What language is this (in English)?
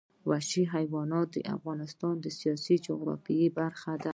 Pashto